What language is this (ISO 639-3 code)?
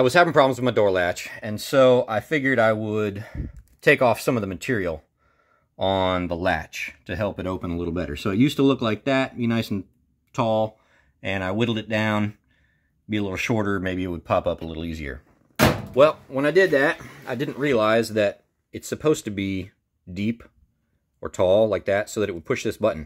eng